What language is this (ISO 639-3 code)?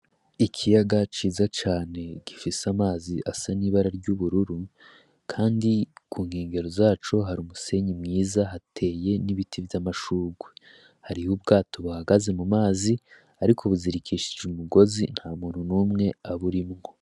run